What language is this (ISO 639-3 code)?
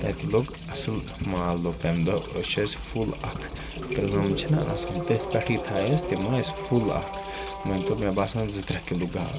kas